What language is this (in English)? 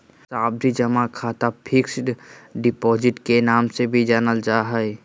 Magahi